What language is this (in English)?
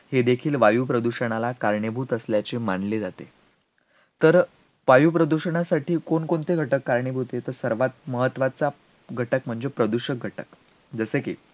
Marathi